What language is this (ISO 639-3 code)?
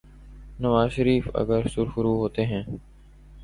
urd